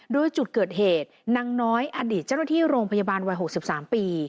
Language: Thai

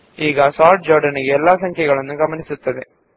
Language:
Kannada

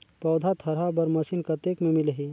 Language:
Chhattisgarhi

